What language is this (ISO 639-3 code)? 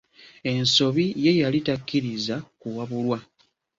lug